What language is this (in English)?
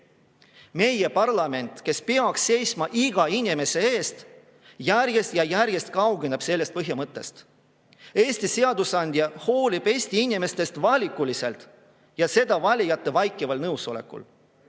Estonian